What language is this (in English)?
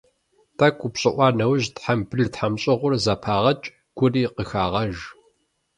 Kabardian